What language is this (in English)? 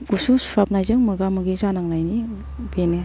Bodo